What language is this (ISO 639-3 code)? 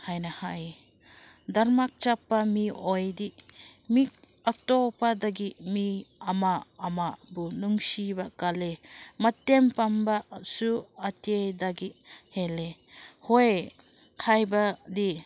mni